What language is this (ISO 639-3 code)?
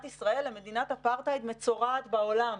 heb